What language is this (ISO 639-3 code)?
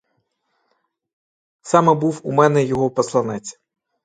ukr